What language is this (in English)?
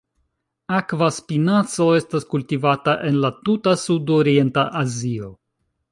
Esperanto